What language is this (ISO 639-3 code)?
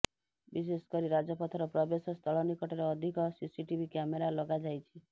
ori